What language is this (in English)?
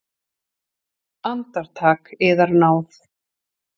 Icelandic